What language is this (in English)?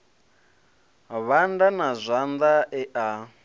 Venda